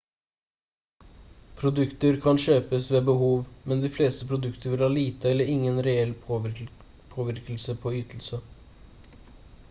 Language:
Norwegian Bokmål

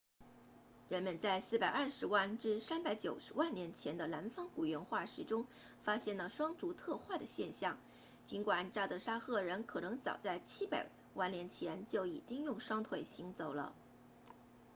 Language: Chinese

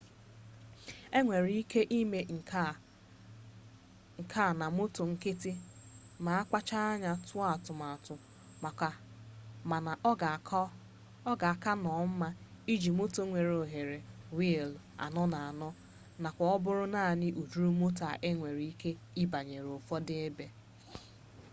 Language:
Igbo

